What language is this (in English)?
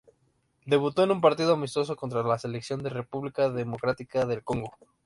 Spanish